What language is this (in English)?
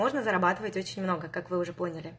Russian